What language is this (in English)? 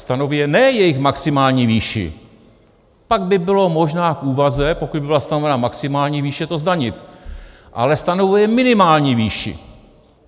Czech